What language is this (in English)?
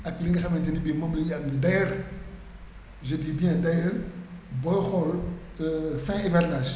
Wolof